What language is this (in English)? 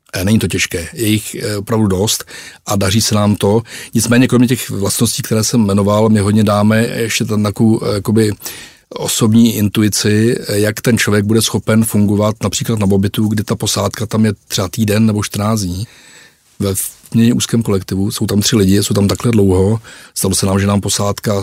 Czech